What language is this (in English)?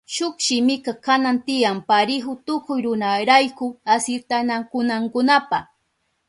Southern Pastaza Quechua